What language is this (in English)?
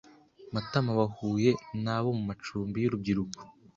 Kinyarwanda